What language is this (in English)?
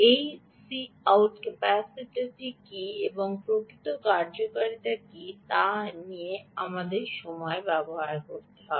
Bangla